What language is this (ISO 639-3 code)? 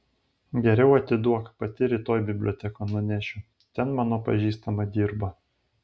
lit